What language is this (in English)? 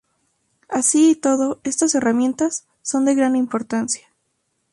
Spanish